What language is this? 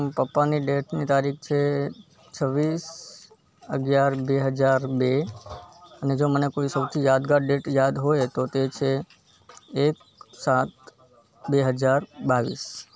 Gujarati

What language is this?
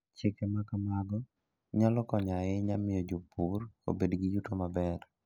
Luo (Kenya and Tanzania)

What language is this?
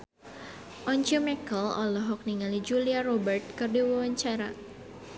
Sundanese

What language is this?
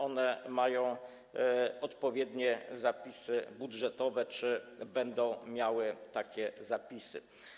Polish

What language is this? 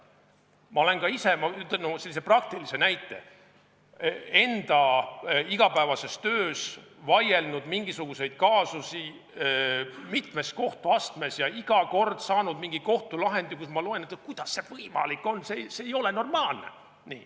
Estonian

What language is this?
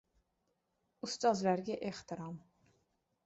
Uzbek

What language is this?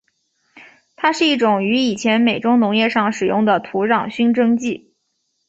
Chinese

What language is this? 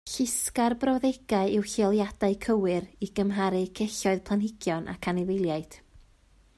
Welsh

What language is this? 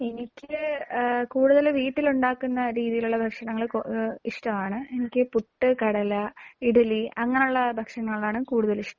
Malayalam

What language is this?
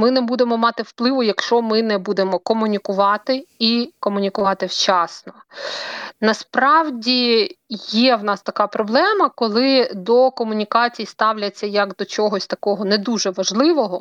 Ukrainian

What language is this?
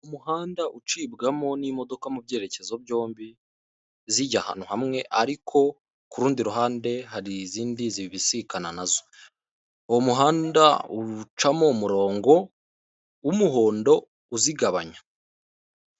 Kinyarwanda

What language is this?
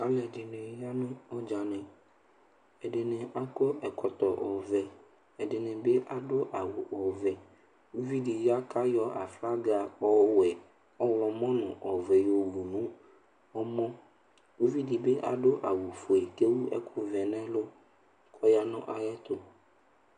Ikposo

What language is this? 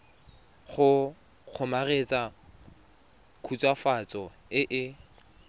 Tswana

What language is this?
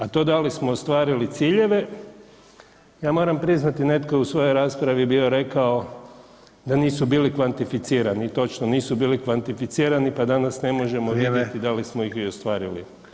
Croatian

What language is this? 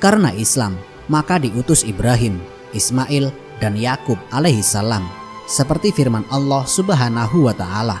Indonesian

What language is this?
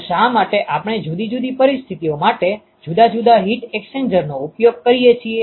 Gujarati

